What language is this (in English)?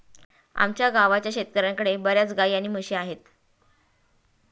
Marathi